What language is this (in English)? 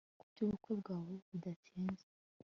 Kinyarwanda